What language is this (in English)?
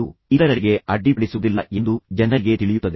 Kannada